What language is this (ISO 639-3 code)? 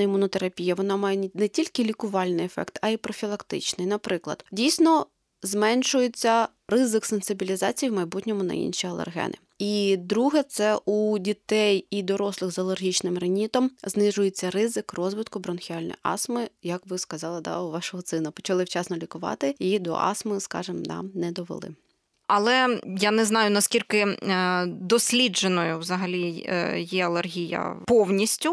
ukr